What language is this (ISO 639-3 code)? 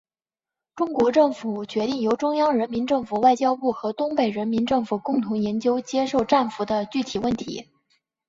zho